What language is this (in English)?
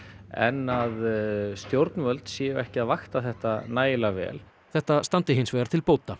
Icelandic